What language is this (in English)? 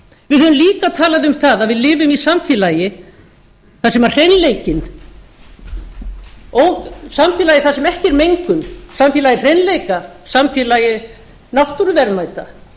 Icelandic